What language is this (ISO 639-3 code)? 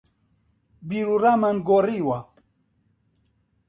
ckb